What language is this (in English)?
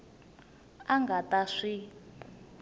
Tsonga